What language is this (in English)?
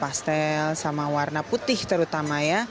Indonesian